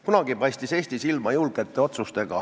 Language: Estonian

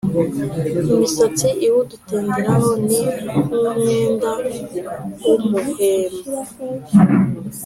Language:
Kinyarwanda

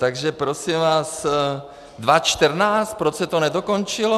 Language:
Czech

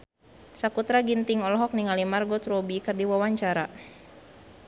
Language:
Sundanese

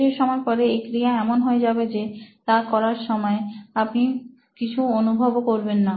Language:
Bangla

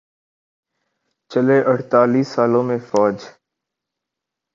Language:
Urdu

